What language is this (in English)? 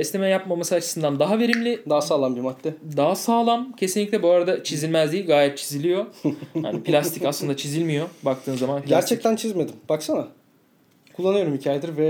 Turkish